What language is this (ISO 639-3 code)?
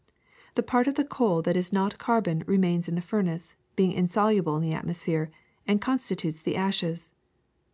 eng